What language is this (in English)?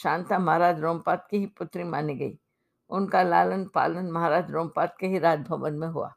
Hindi